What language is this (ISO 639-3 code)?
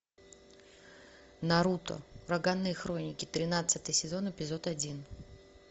rus